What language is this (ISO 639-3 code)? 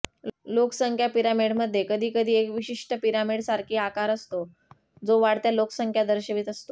mar